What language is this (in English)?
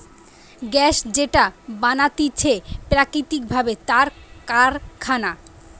Bangla